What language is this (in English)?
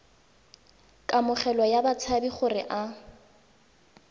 Tswana